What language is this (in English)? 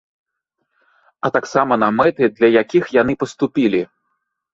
Belarusian